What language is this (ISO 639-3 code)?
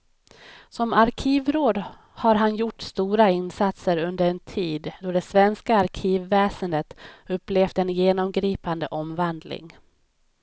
swe